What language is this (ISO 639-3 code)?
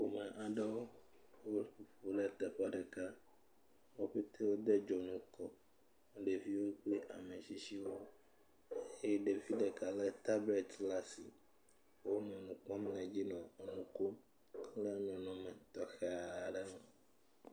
ewe